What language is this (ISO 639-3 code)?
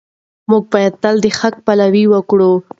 pus